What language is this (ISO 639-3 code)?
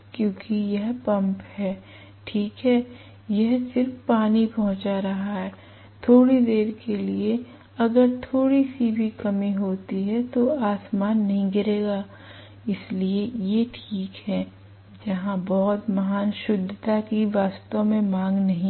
hin